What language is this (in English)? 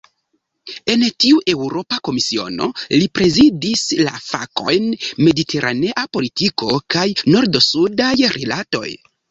Esperanto